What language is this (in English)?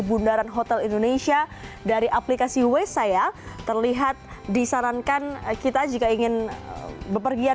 Indonesian